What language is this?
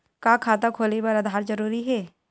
Chhattisgarhi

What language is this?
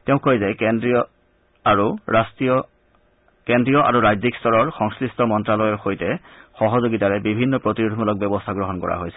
Assamese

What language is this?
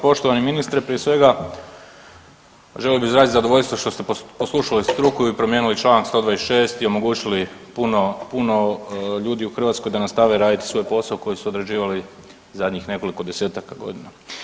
Croatian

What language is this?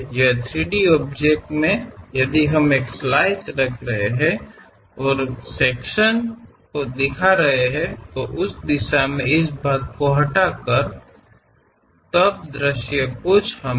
Kannada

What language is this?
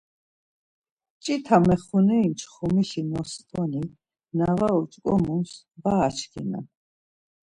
Laz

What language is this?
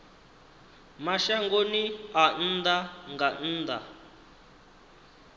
Venda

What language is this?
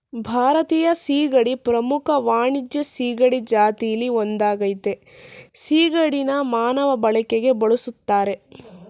Kannada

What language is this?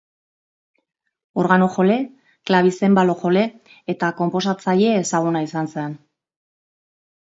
Basque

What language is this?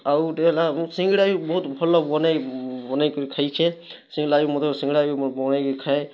Odia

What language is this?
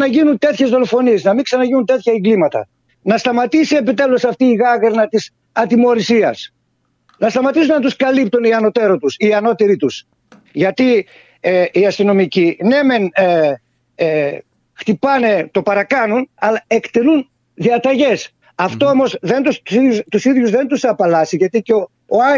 Greek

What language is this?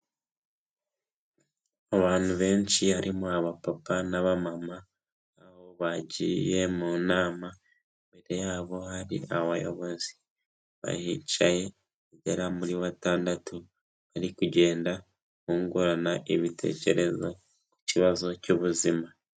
Kinyarwanda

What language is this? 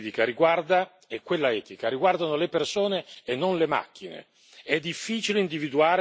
Italian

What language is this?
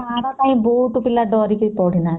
Odia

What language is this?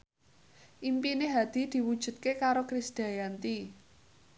Javanese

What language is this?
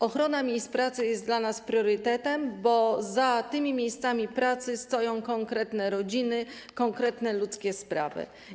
Polish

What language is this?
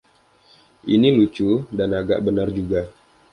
Indonesian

